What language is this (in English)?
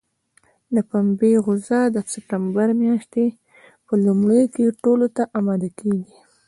Pashto